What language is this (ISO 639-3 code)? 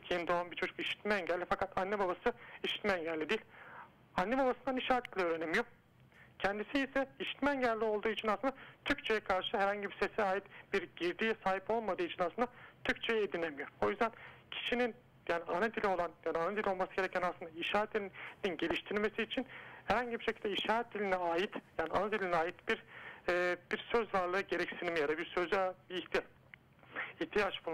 tur